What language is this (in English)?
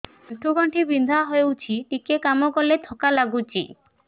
Odia